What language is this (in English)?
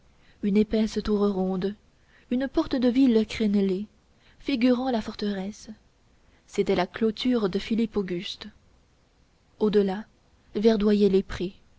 French